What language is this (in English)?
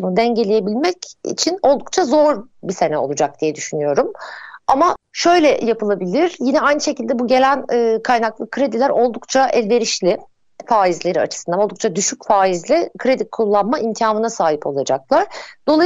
Turkish